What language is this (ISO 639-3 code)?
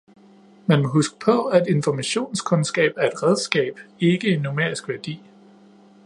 dan